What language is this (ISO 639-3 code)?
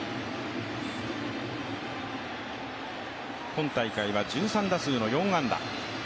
jpn